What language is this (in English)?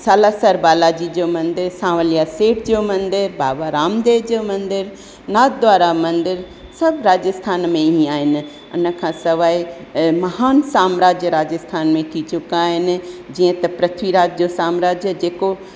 Sindhi